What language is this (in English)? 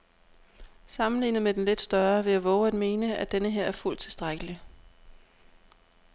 Danish